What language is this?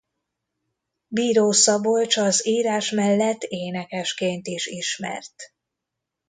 Hungarian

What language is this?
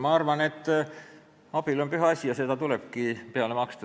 Estonian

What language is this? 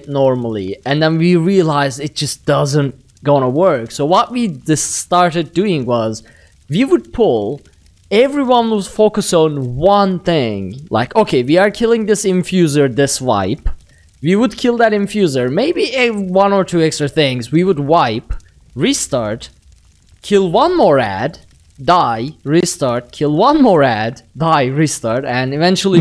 English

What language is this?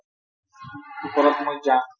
Assamese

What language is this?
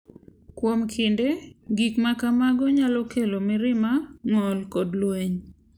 Luo (Kenya and Tanzania)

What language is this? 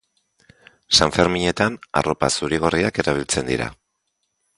Basque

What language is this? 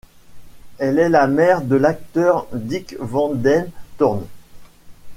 French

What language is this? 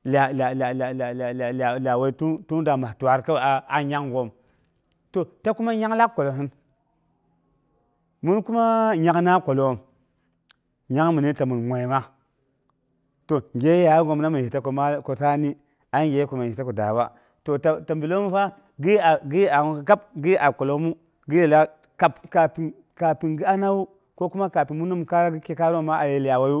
Boghom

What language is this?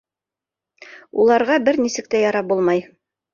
Bashkir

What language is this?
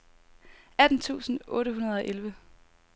Danish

